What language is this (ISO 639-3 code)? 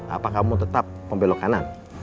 ind